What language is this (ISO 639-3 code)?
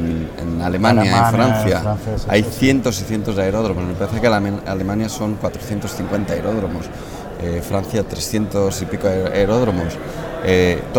spa